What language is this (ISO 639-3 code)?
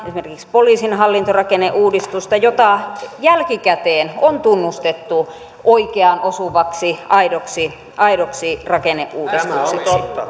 fin